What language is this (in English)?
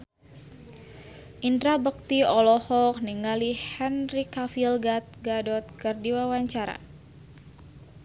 Sundanese